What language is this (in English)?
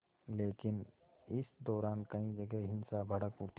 Hindi